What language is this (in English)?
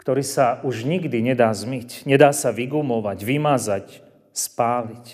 Slovak